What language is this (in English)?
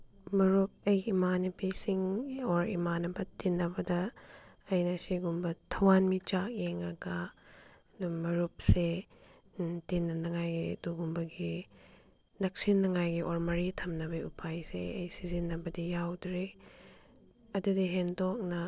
Manipuri